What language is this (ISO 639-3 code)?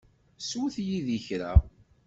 kab